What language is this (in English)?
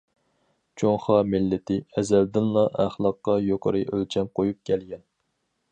Uyghur